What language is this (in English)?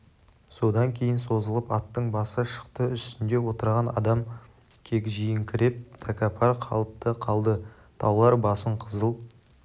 Kazakh